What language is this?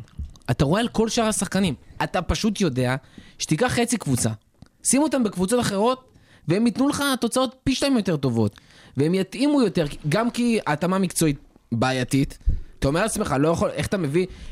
Hebrew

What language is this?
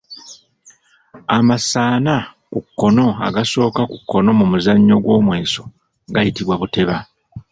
Ganda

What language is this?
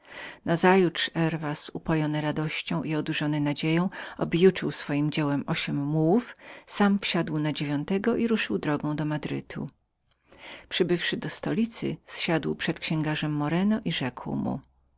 Polish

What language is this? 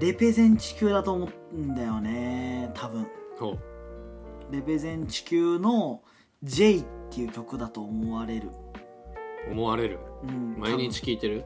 Japanese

